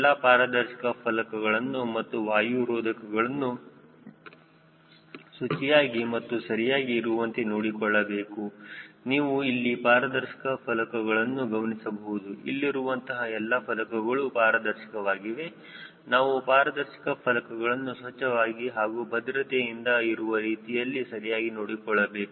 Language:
Kannada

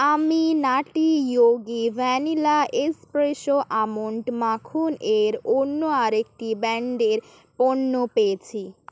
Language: Bangla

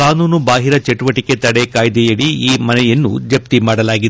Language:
Kannada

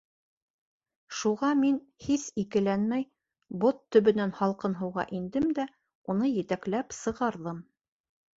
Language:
Bashkir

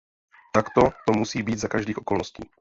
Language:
Czech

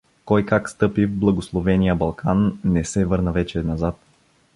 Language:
Bulgarian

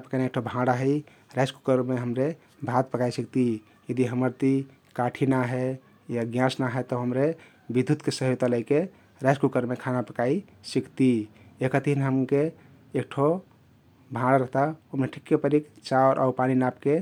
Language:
Kathoriya Tharu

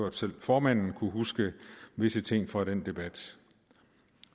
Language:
Danish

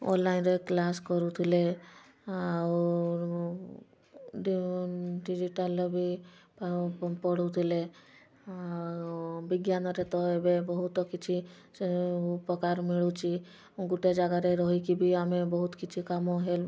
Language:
Odia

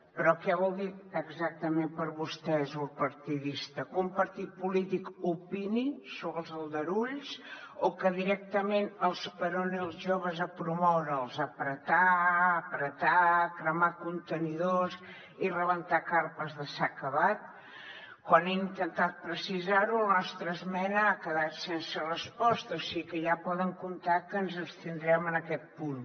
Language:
Catalan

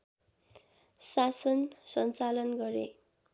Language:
Nepali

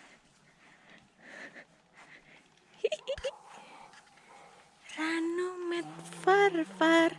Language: Indonesian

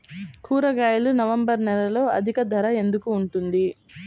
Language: Telugu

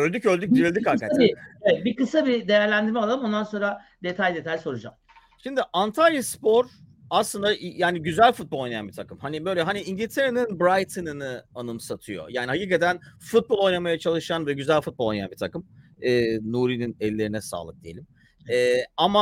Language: Turkish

